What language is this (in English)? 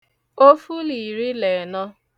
Igbo